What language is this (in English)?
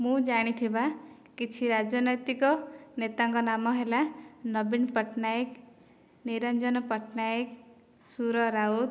Odia